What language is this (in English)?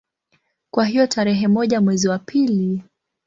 Swahili